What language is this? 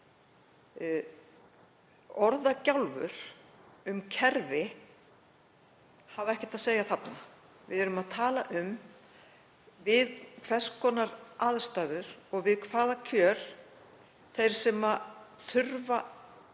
Icelandic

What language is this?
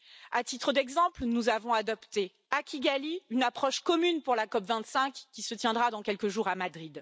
French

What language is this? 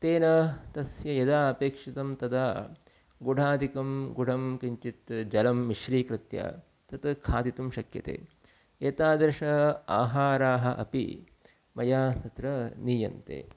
Sanskrit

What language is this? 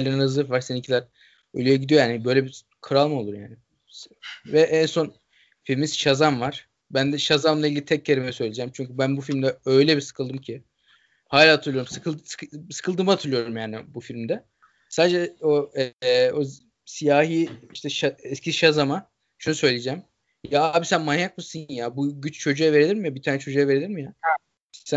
Turkish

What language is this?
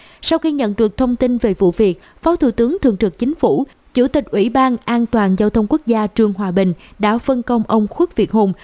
Vietnamese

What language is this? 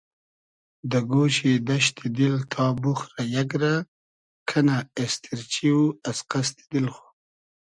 Hazaragi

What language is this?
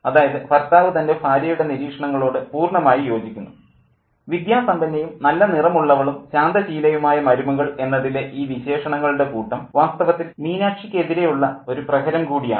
Malayalam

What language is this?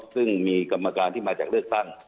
Thai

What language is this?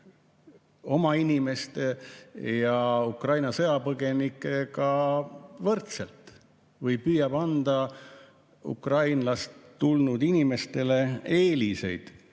Estonian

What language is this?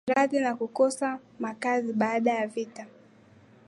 Swahili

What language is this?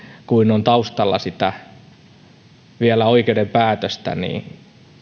Finnish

